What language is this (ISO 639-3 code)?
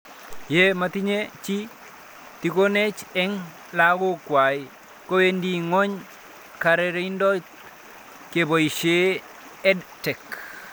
kln